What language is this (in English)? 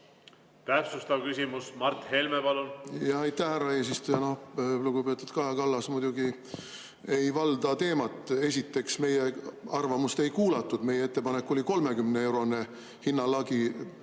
Estonian